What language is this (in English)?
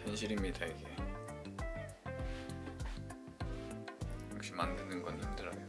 Korean